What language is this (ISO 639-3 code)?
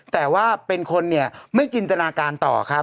tha